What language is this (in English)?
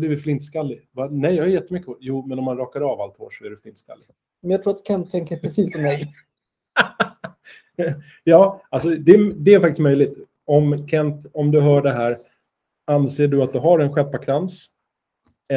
Swedish